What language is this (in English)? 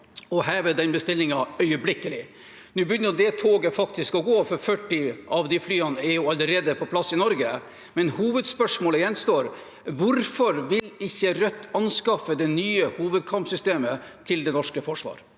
Norwegian